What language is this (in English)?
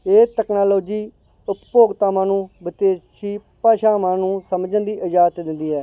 Punjabi